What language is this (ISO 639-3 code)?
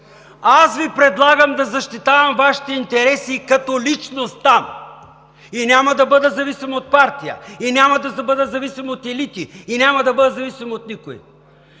bul